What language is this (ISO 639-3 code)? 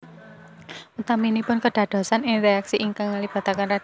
jav